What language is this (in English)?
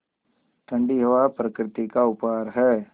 Hindi